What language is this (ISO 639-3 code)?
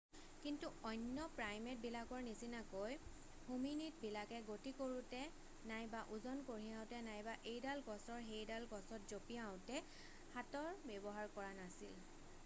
asm